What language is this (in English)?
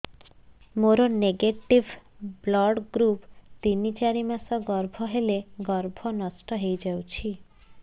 Odia